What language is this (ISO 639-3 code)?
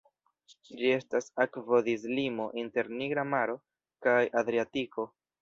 epo